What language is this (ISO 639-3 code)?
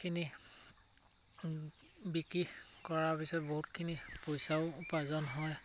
asm